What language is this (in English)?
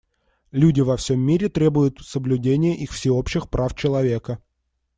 Russian